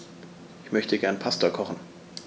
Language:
German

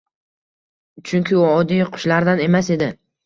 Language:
Uzbek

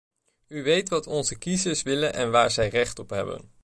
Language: Dutch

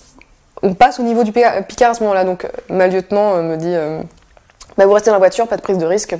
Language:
French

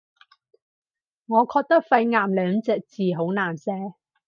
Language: Cantonese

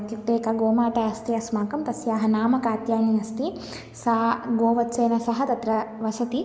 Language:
Sanskrit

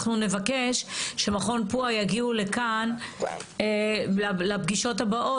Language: Hebrew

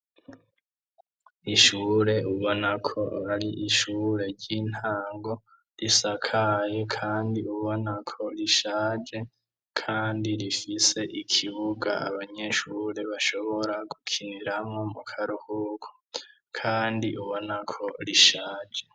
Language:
Rundi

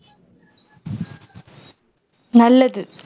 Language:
Tamil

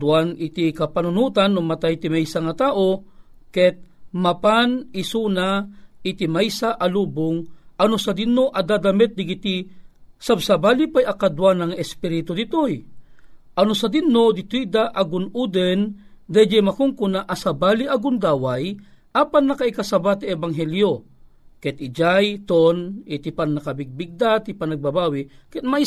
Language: Filipino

